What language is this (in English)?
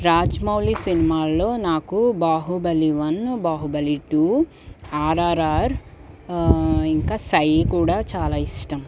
Telugu